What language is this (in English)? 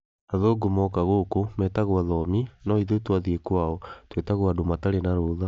Kikuyu